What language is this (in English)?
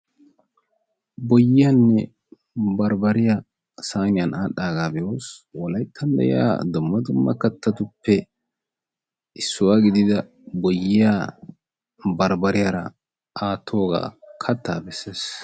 Wolaytta